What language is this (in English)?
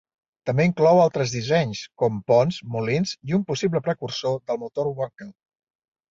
Catalan